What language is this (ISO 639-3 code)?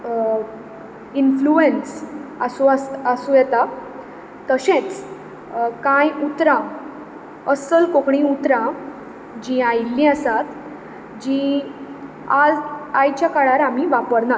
kok